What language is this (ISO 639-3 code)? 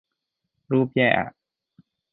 tha